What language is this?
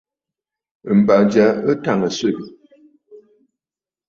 Bafut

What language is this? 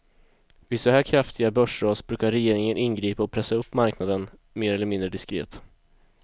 Swedish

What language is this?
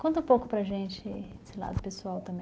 Portuguese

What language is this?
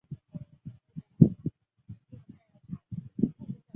Chinese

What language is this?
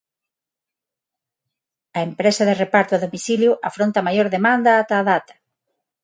Galician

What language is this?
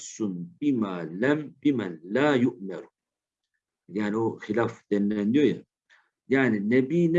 Turkish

